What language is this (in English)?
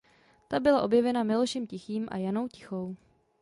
Czech